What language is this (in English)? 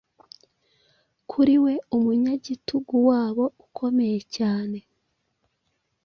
Kinyarwanda